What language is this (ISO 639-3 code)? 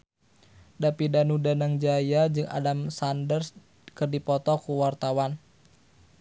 sun